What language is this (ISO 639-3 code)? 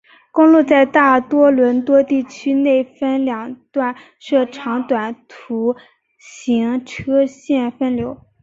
zho